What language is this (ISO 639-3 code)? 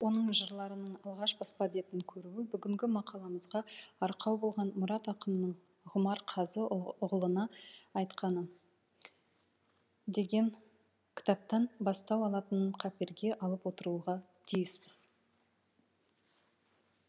kaz